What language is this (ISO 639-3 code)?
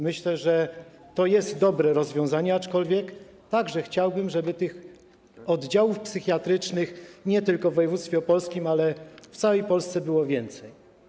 pol